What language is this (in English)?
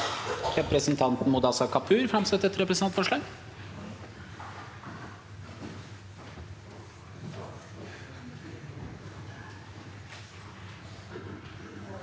Norwegian